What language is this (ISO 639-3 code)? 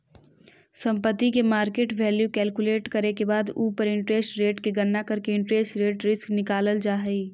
mag